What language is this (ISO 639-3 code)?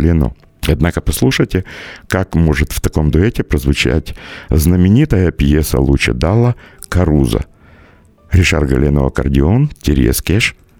rus